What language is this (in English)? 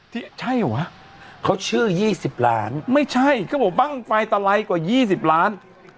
Thai